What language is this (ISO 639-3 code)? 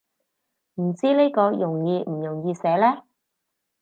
yue